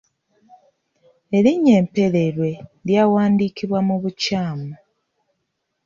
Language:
Ganda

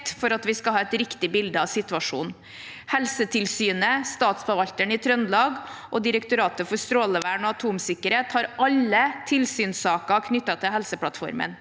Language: Norwegian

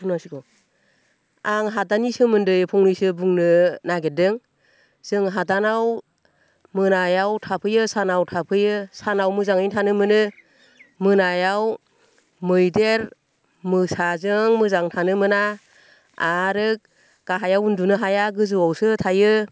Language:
Bodo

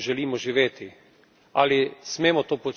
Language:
Slovenian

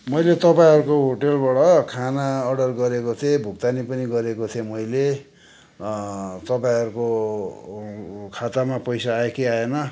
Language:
Nepali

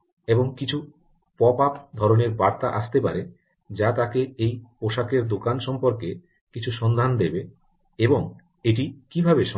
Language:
Bangla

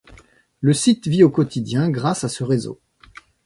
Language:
French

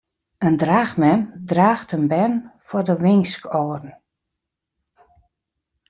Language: Western Frisian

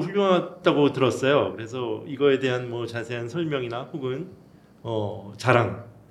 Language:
Korean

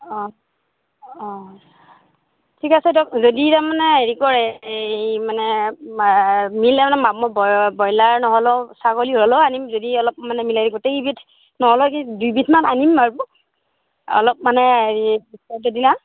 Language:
Assamese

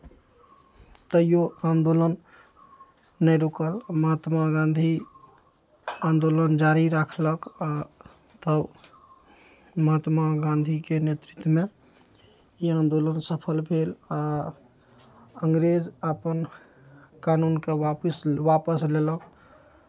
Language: Maithili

